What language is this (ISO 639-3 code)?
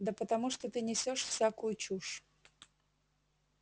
rus